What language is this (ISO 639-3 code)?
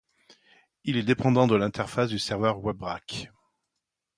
fra